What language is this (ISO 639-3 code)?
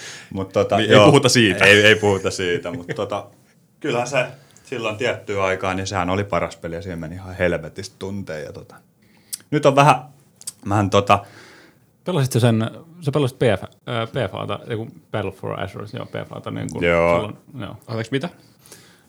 fin